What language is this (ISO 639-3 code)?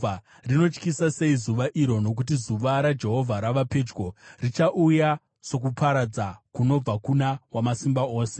sna